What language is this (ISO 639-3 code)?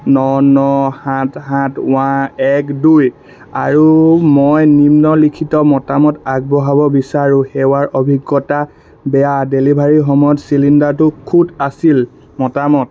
asm